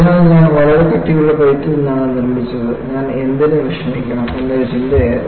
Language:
Malayalam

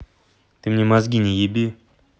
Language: Russian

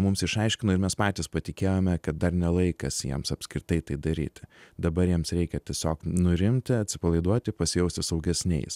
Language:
Lithuanian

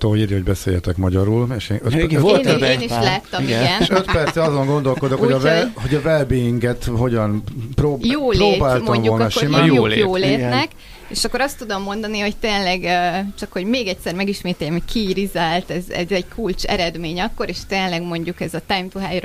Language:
Hungarian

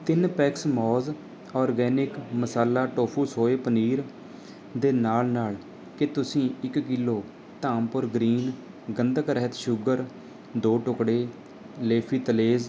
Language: Punjabi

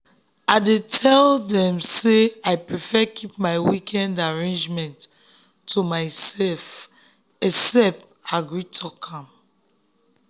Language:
Nigerian Pidgin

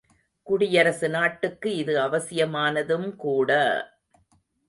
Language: Tamil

